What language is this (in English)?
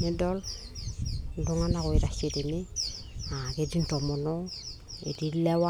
Masai